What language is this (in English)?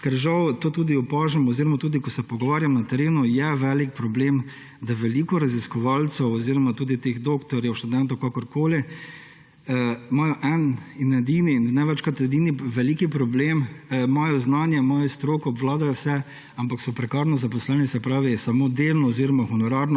Slovenian